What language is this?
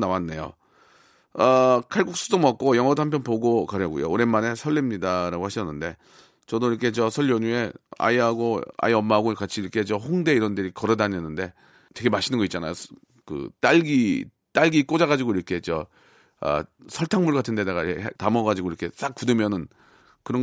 Korean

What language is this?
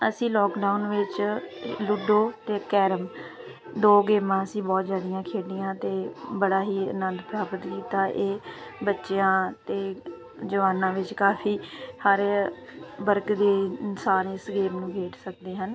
Punjabi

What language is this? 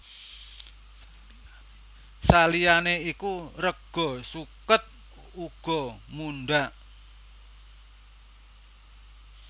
Javanese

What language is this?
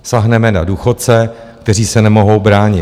Czech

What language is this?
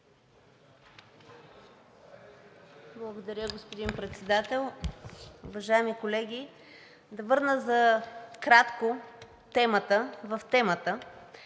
Bulgarian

